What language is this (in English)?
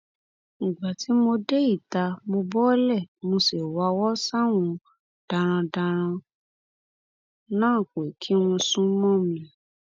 Yoruba